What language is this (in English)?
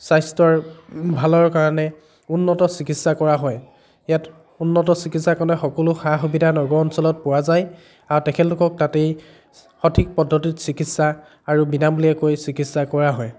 Assamese